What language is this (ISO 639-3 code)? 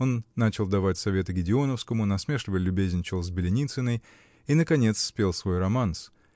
rus